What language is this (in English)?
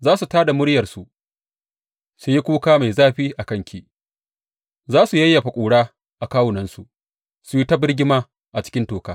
Hausa